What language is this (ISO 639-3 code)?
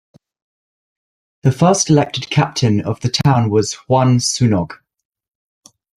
eng